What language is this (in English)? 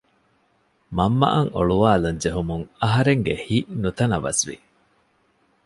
Divehi